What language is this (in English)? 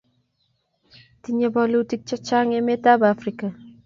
Kalenjin